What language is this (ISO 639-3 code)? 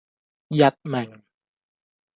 yue